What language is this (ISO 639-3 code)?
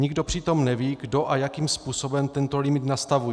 ces